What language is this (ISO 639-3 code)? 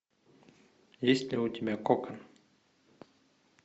rus